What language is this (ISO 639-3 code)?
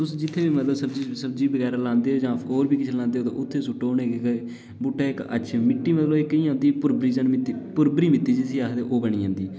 doi